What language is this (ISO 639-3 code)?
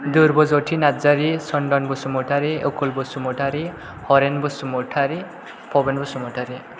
brx